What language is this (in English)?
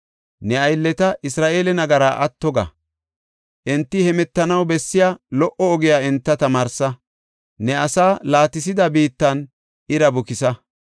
Gofa